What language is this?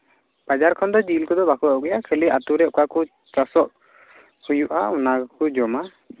Santali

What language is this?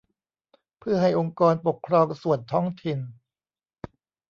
Thai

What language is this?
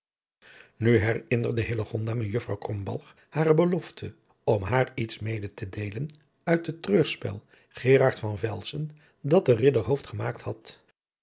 Dutch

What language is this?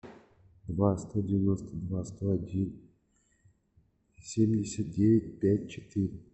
Russian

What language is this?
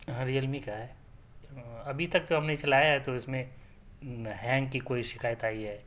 Urdu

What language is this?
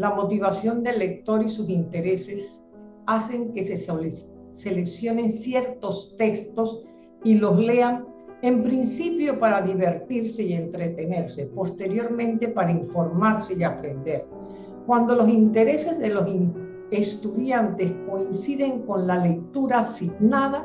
Spanish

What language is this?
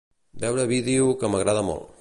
Catalan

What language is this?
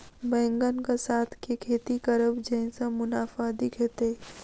Maithili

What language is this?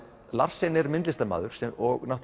Icelandic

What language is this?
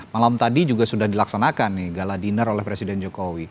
Indonesian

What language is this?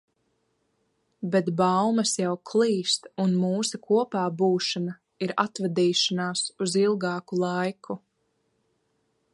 Latvian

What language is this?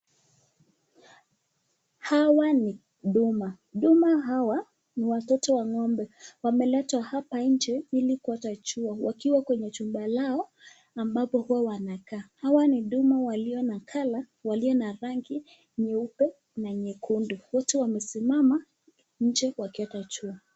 Swahili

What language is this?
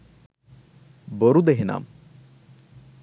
Sinhala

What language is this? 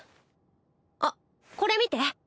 Japanese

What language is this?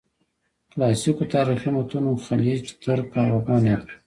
Pashto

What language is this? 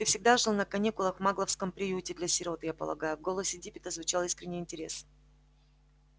Russian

